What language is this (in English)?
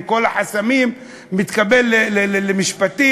Hebrew